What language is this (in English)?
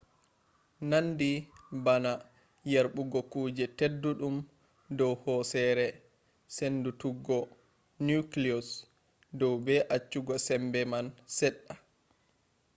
Fula